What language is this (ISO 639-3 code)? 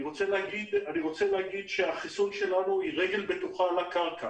heb